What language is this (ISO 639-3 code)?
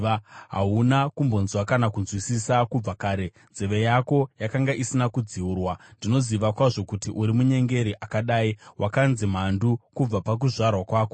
sna